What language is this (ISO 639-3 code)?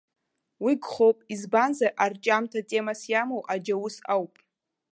abk